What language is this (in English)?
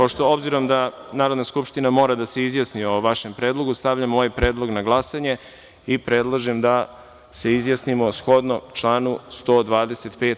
Serbian